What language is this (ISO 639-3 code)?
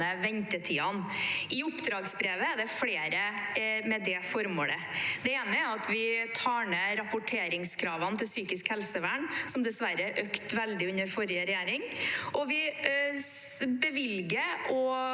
nor